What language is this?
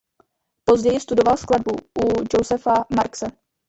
Czech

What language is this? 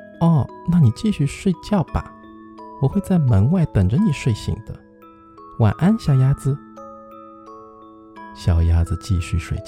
Chinese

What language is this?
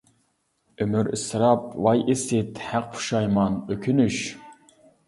Uyghur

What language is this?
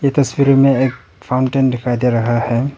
Hindi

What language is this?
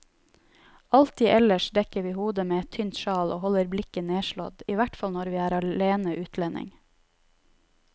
Norwegian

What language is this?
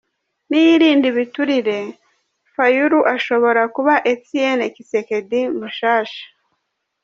Kinyarwanda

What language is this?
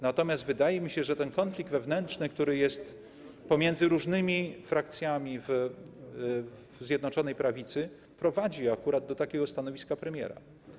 Polish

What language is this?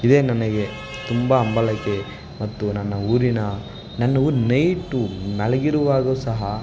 Kannada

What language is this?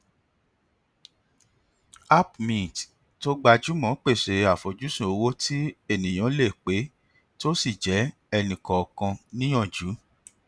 Yoruba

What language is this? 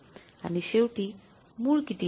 Marathi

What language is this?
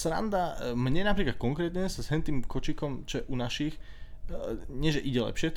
Slovak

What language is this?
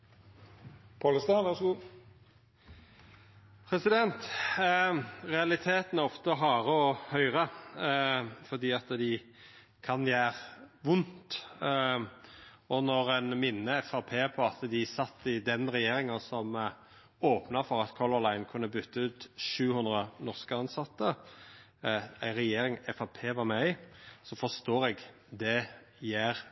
Norwegian Nynorsk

